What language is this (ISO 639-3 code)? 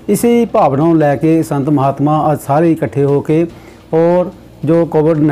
hin